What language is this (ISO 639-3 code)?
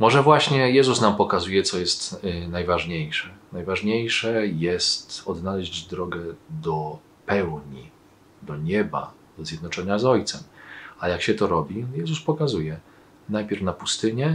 pol